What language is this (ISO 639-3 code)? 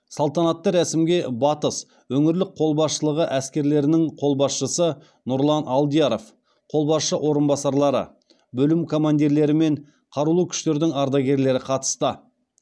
kaz